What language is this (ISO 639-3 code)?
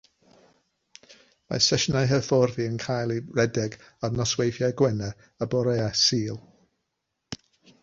cym